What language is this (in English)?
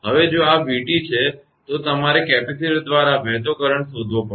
Gujarati